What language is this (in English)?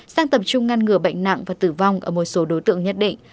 Vietnamese